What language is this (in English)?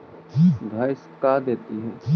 Magahi